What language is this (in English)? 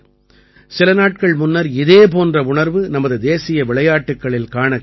Tamil